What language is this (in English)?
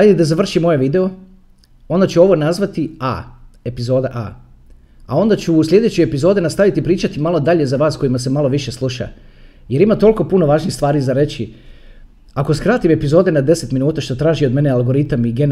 Croatian